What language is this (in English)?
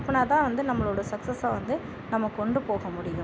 Tamil